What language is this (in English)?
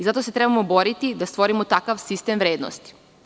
Serbian